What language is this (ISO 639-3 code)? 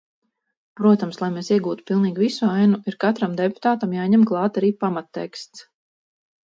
lav